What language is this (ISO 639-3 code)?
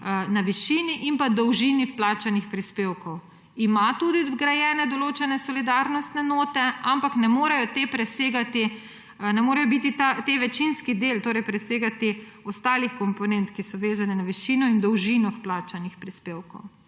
slv